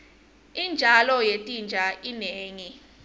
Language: Swati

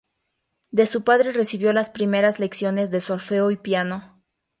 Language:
Spanish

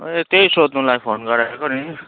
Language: Nepali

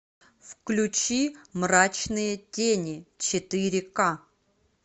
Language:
Russian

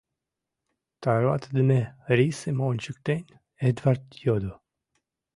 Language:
Mari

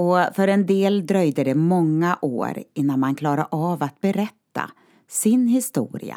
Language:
Swedish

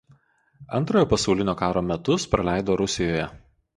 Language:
Lithuanian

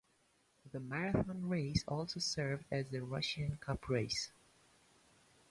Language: English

